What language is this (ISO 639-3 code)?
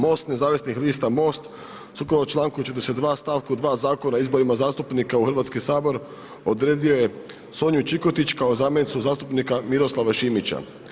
hrv